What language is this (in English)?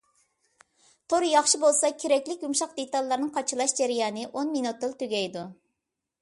Uyghur